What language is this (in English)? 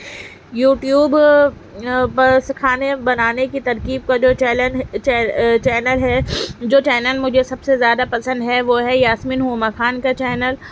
Urdu